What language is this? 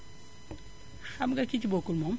Wolof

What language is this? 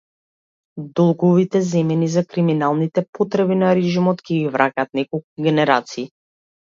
Macedonian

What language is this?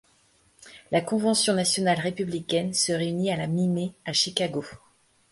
French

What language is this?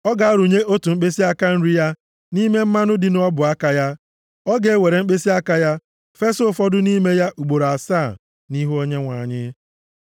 Igbo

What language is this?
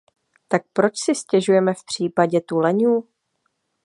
Czech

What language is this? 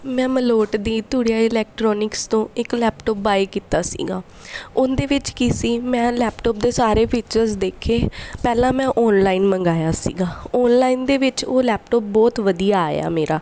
Punjabi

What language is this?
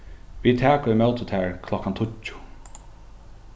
Faroese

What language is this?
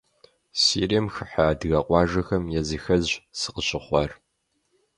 Kabardian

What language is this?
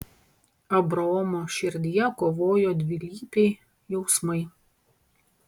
Lithuanian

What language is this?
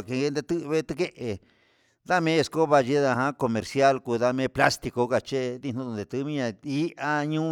Huitepec Mixtec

